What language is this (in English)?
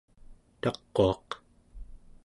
Central Yupik